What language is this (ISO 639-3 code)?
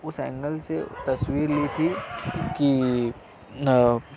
urd